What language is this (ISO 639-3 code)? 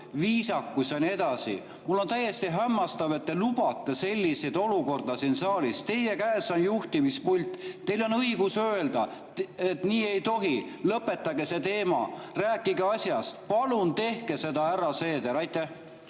est